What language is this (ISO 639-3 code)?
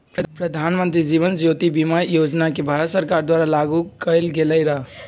mag